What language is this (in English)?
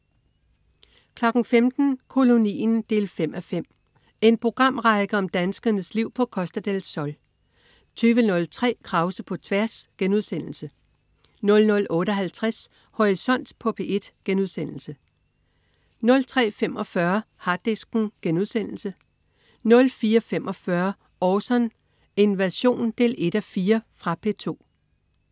Danish